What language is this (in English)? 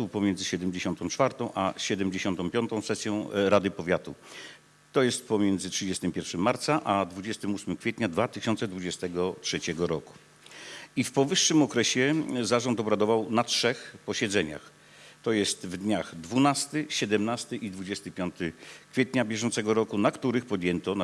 Polish